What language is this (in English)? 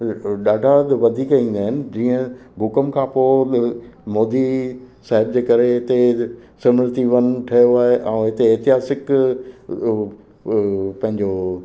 Sindhi